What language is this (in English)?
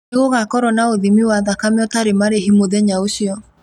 Kikuyu